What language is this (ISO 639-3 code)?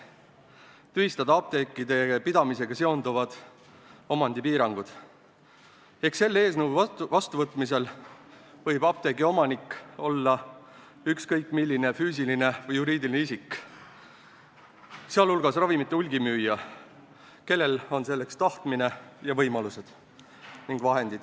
est